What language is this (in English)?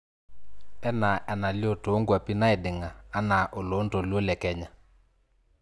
Masai